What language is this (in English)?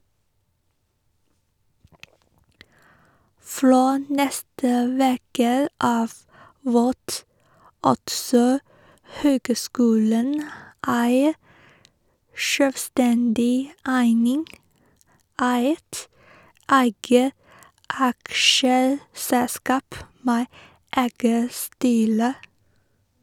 Norwegian